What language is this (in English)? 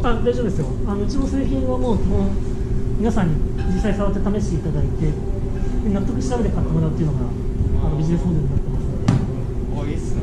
Japanese